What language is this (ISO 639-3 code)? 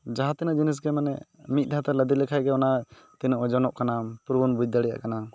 sat